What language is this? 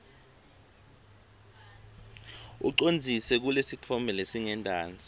Swati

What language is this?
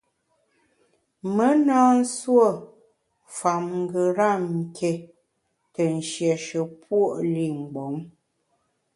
Bamun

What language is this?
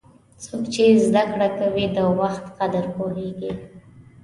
Pashto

